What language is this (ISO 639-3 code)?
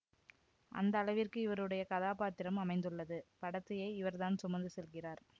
tam